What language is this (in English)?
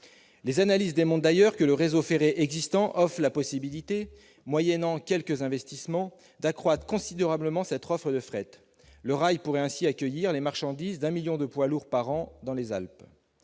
French